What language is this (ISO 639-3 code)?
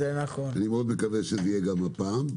heb